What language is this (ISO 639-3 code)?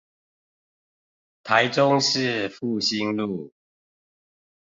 zho